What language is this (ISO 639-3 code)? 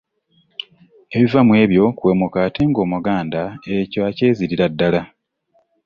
lug